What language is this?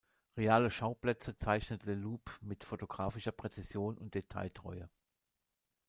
German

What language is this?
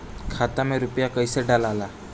Bhojpuri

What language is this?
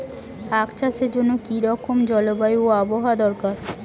Bangla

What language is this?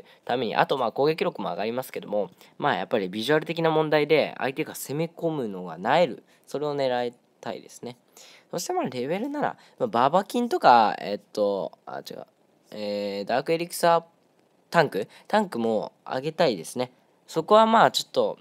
Japanese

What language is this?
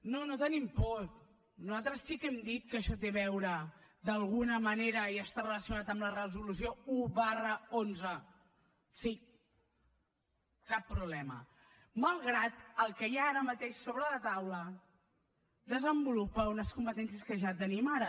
Catalan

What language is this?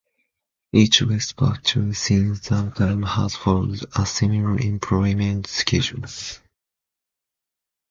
English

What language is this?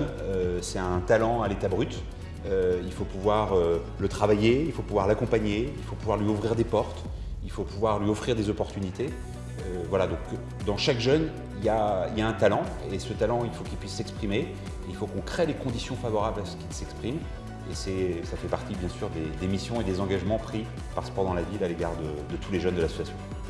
French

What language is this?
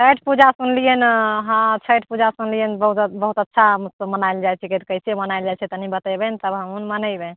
Maithili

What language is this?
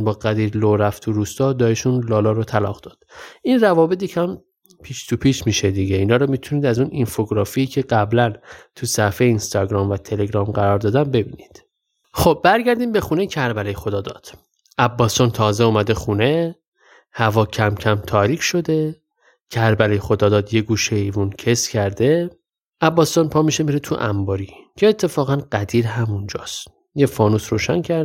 Persian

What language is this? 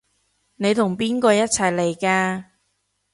Cantonese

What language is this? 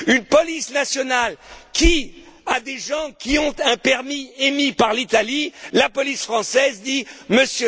French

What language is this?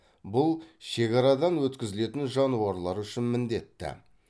Kazakh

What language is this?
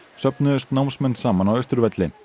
Icelandic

